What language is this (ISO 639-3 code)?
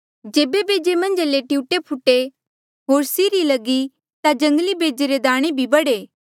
mjl